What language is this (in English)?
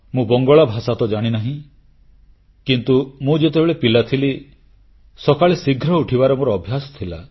Odia